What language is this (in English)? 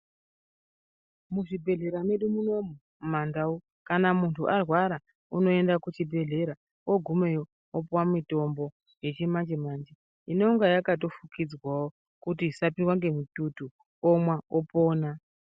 Ndau